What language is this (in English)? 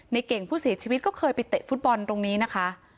Thai